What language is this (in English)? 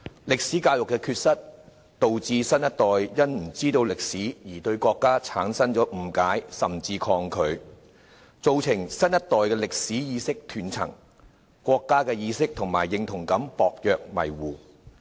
Cantonese